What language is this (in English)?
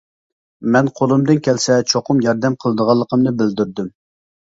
Uyghur